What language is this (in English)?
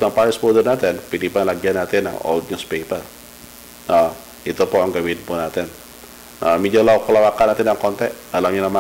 Filipino